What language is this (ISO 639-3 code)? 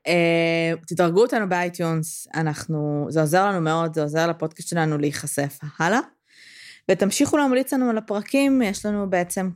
heb